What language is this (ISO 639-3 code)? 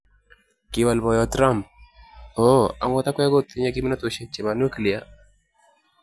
kln